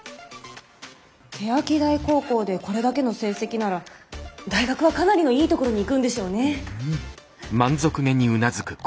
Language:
Japanese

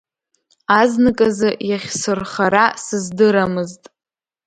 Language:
Abkhazian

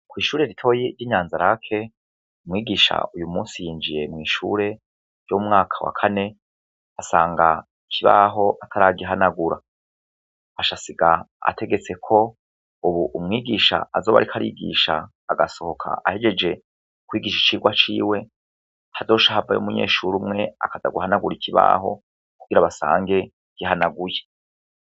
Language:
Rundi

